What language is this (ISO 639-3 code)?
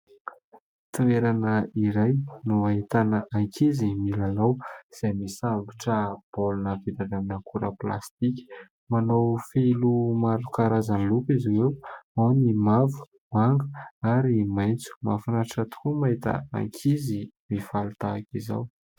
mlg